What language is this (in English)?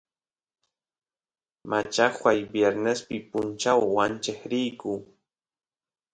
Santiago del Estero Quichua